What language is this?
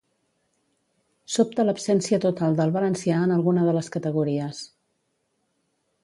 Catalan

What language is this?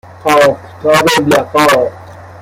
Persian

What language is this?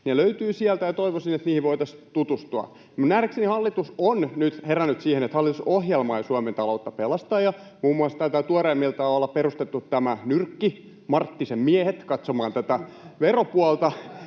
Finnish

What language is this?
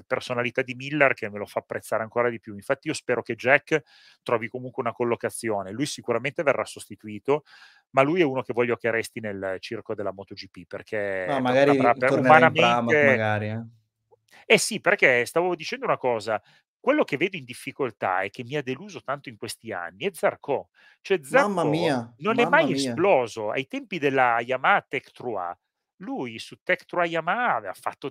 Italian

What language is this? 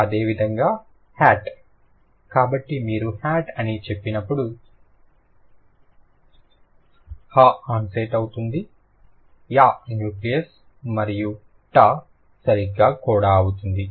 Telugu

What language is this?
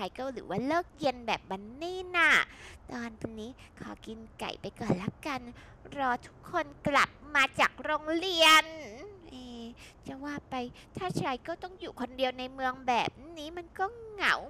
Thai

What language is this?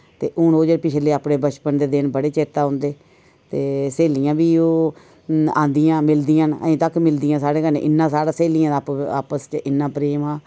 Dogri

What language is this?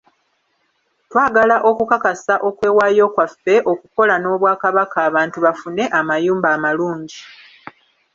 Ganda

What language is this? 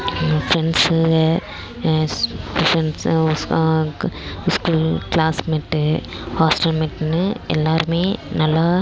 Tamil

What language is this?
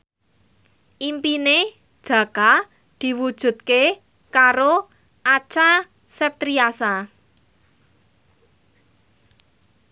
Javanese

